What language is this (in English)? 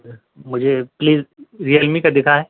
Urdu